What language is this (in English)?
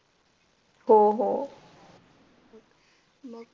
Marathi